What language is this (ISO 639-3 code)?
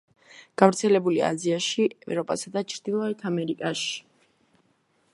kat